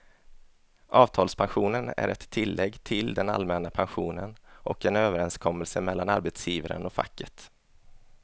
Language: Swedish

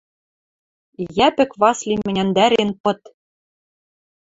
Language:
Western Mari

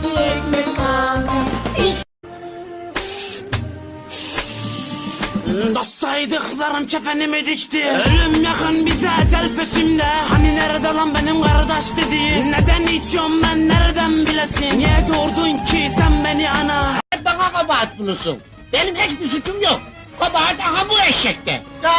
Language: Turkish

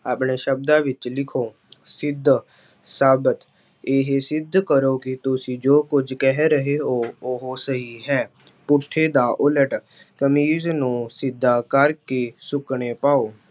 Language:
Punjabi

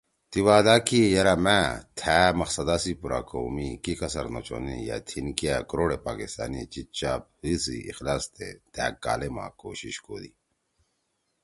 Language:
Torwali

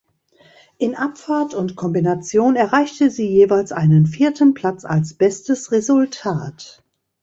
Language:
German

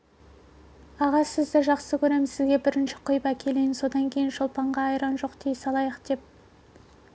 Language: Kazakh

